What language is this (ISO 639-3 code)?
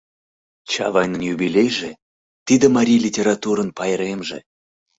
chm